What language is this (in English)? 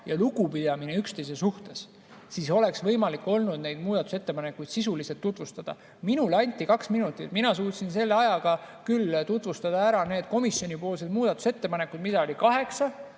Estonian